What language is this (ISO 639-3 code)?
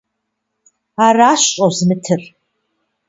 kbd